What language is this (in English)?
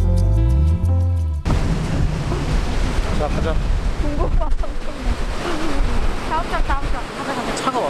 Korean